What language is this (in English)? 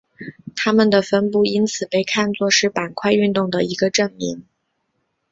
Chinese